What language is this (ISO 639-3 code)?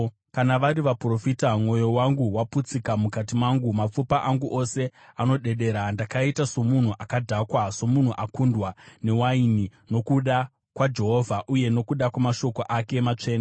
sna